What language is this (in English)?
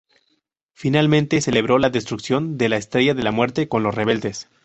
Spanish